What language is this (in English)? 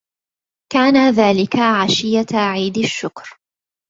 Arabic